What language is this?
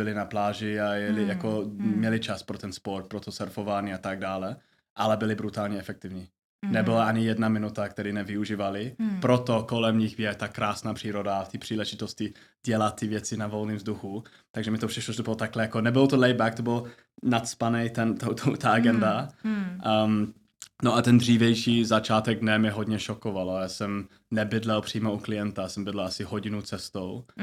Czech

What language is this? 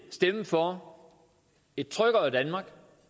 Danish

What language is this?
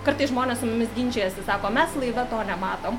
Lithuanian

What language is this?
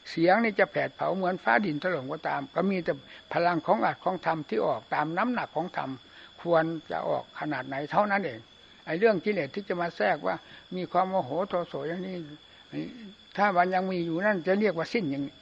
Thai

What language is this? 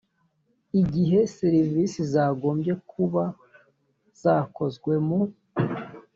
Kinyarwanda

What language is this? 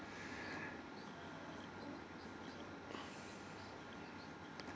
English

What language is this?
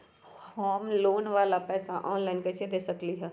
Magahi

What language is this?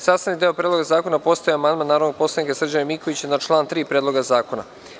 Serbian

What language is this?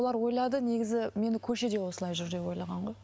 Kazakh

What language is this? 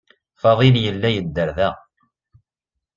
Kabyle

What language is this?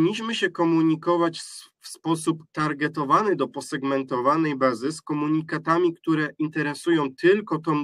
Polish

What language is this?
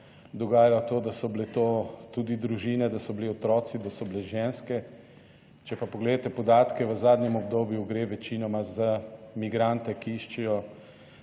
Slovenian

